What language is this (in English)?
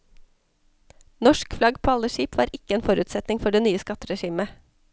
Norwegian